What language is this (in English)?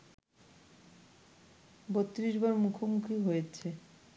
Bangla